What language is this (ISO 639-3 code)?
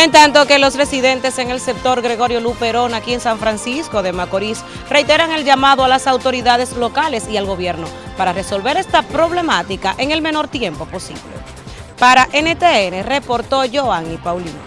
spa